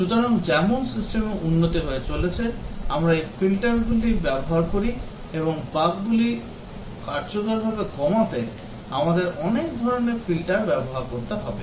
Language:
Bangla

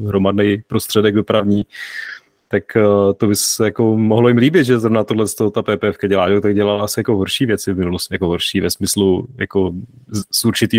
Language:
Czech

